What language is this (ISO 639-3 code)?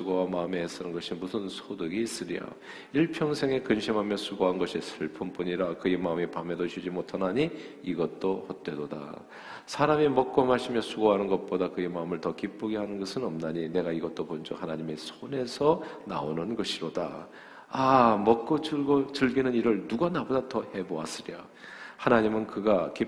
kor